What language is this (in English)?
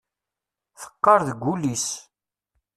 Kabyle